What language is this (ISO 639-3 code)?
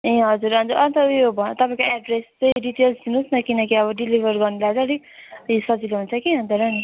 nep